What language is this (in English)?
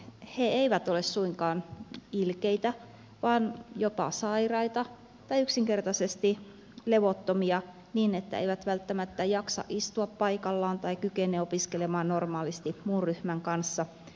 Finnish